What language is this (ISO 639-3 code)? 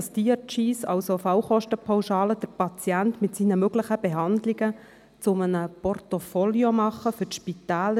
gsw